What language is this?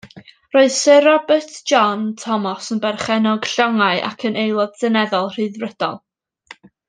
Welsh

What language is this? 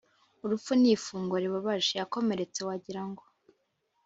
Kinyarwanda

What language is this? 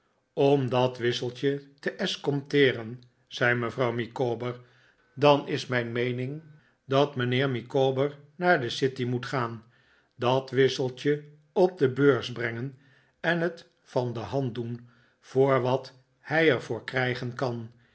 Dutch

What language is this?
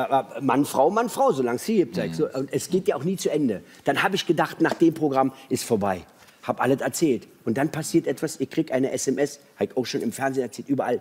German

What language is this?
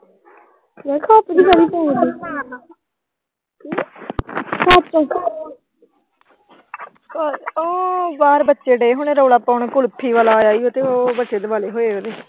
Punjabi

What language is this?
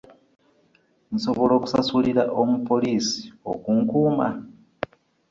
Ganda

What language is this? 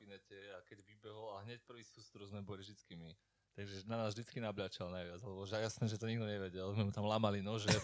Slovak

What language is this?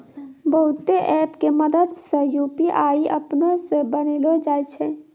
Maithili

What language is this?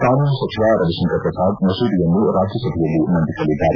Kannada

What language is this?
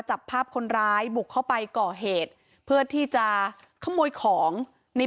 Thai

